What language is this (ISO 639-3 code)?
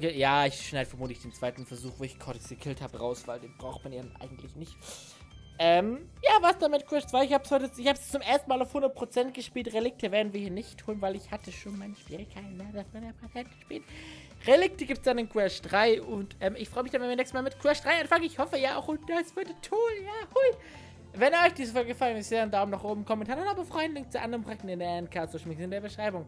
deu